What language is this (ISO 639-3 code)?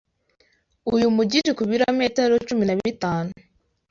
kin